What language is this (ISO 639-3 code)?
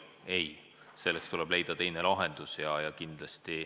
est